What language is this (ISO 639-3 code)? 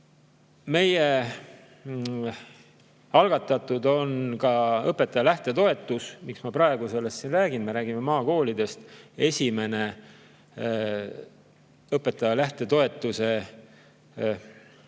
est